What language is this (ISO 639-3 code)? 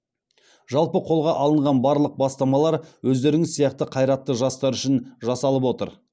kaz